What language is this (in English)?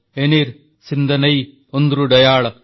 Odia